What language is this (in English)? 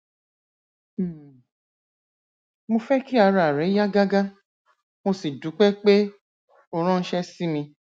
Yoruba